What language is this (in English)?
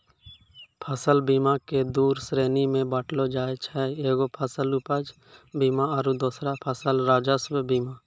Maithili